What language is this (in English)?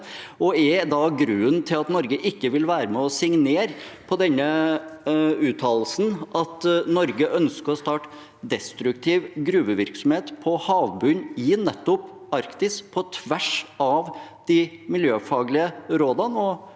Norwegian